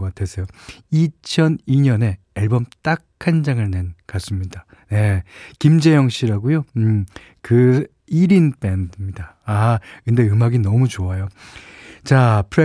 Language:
Korean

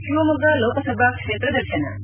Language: Kannada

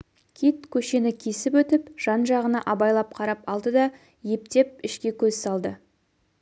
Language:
Kazakh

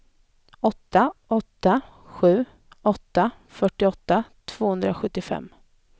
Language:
Swedish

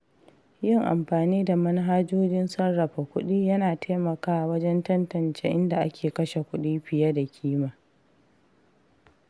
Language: Hausa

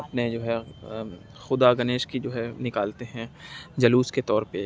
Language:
Urdu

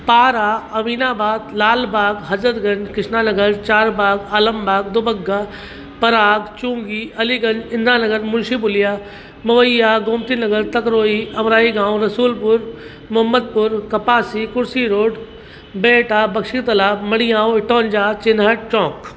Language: Sindhi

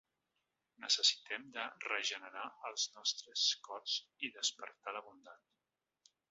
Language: Catalan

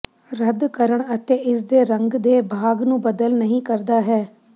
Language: Punjabi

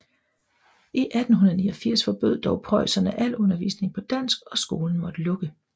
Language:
Danish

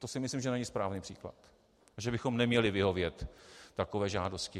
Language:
Czech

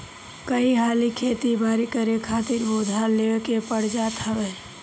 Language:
Bhojpuri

